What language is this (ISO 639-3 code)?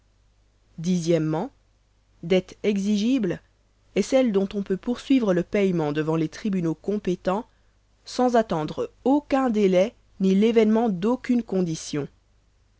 fra